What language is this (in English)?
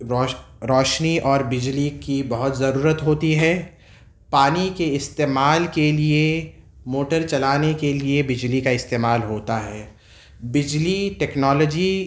Urdu